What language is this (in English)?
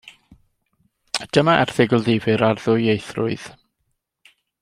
Welsh